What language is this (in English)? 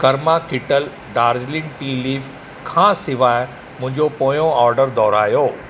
Sindhi